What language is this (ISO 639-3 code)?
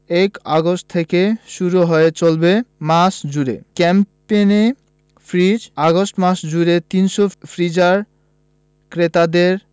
ben